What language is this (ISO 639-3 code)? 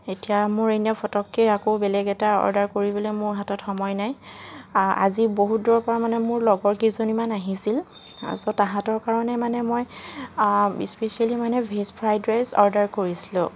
asm